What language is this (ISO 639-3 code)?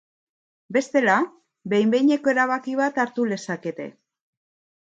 eus